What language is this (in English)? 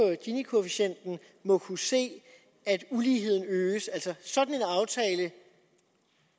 Danish